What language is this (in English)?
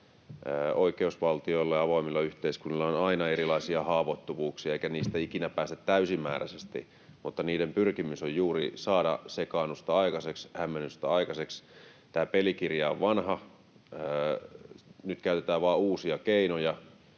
Finnish